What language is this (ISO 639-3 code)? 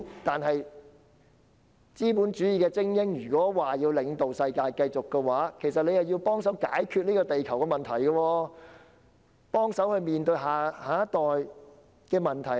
yue